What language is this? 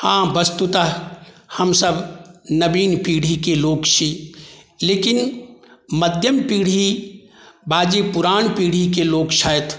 Maithili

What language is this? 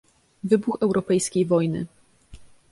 Polish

